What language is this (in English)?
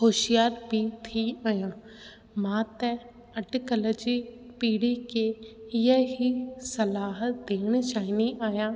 Sindhi